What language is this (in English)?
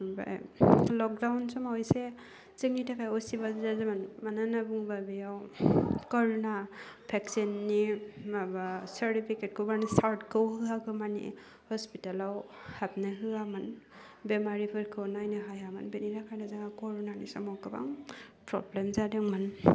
Bodo